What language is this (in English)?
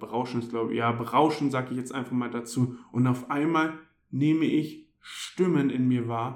German